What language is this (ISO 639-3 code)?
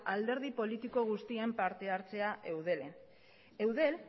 eus